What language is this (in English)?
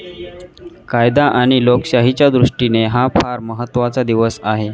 Marathi